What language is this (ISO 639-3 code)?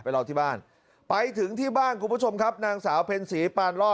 tha